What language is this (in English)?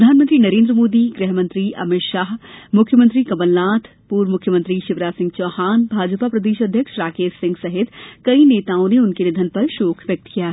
Hindi